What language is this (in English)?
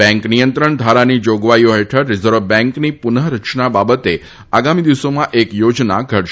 Gujarati